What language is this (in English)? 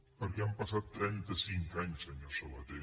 Catalan